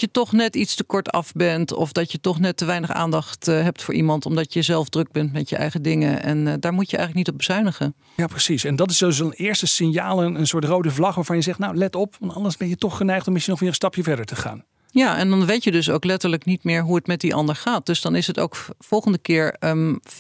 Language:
Dutch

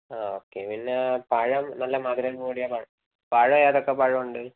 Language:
Malayalam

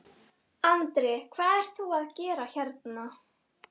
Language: Icelandic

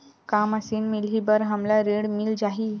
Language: Chhattisgarhi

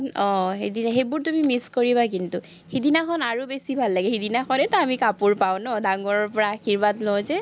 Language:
Assamese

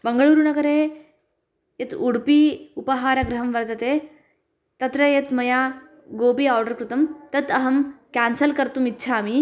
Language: Sanskrit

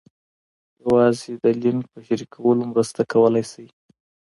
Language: Pashto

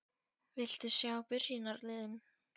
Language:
Icelandic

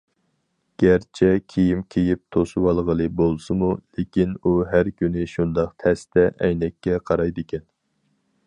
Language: Uyghur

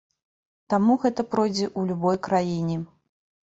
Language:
Belarusian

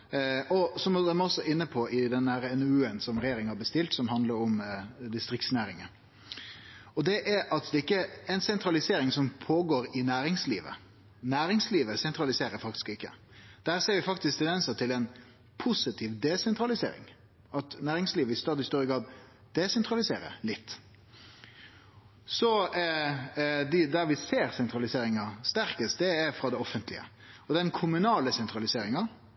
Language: Norwegian Nynorsk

